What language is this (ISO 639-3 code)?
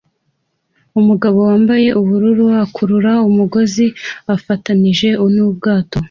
kin